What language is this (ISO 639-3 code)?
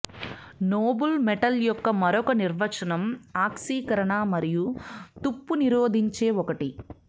tel